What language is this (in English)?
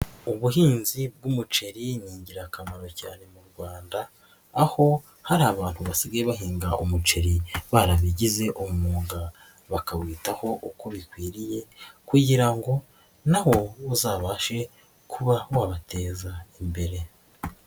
Kinyarwanda